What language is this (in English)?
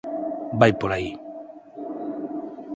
Galician